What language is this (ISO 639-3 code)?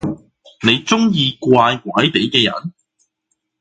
yue